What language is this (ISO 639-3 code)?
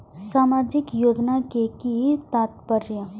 mai